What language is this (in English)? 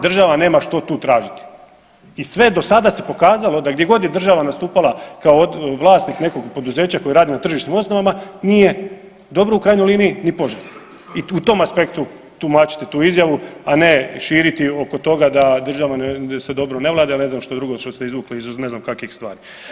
Croatian